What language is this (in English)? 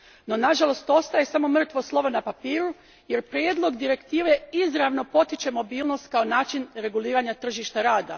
Croatian